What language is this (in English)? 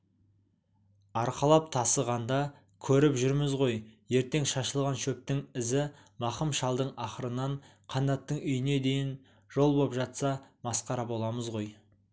Kazakh